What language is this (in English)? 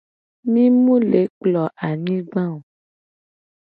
Gen